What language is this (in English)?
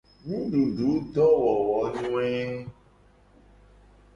Gen